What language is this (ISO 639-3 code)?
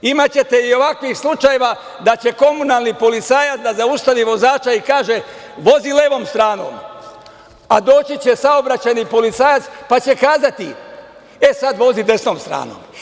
srp